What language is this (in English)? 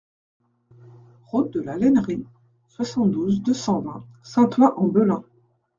French